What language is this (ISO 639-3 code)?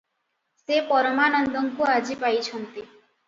ori